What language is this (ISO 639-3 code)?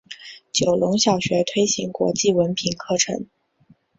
zho